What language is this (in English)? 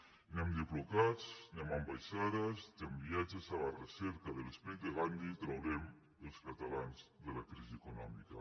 Catalan